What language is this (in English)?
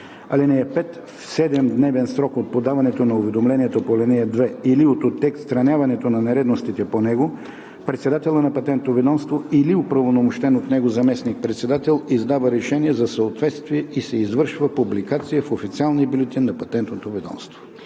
Bulgarian